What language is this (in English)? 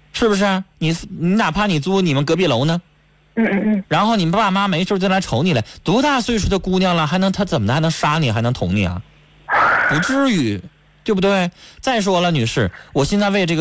Chinese